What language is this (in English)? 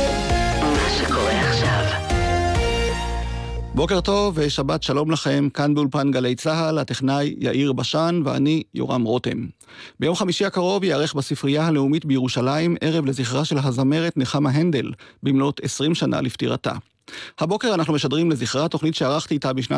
Hebrew